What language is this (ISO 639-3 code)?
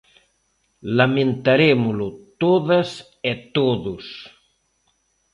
glg